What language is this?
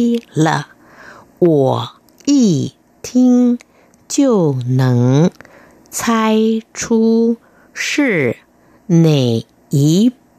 Vietnamese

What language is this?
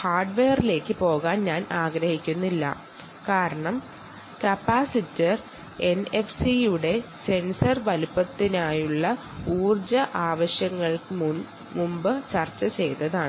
Malayalam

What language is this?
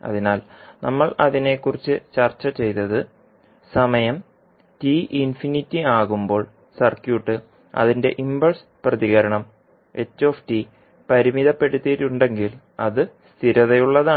Malayalam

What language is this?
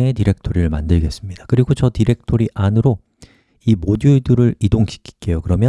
Korean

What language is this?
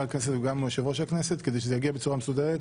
Hebrew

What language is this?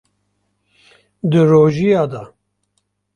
Kurdish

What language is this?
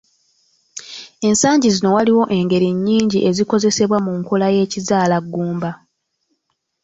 Ganda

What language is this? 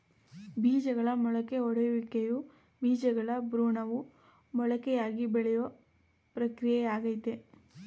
Kannada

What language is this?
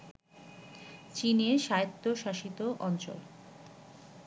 Bangla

